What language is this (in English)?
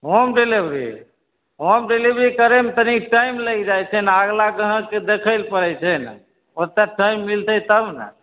Maithili